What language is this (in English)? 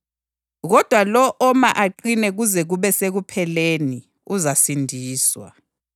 North Ndebele